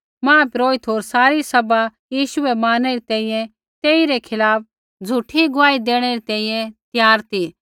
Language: Kullu Pahari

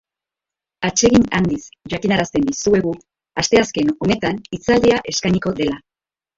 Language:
Basque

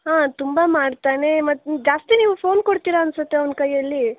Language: Kannada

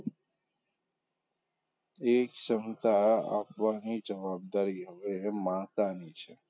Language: Gujarati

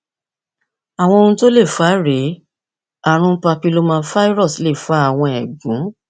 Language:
Yoruba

